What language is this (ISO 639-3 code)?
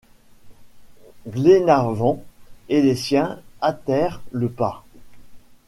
fra